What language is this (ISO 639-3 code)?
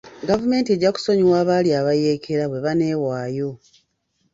lug